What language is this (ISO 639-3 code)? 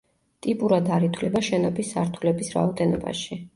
kat